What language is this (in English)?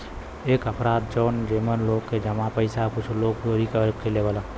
Bhojpuri